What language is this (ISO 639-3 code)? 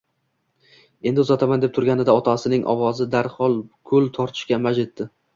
uzb